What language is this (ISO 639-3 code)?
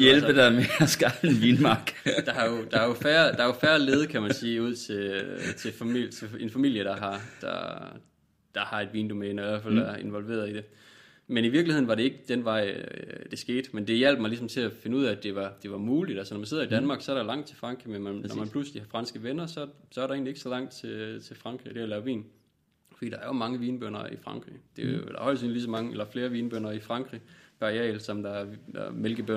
dan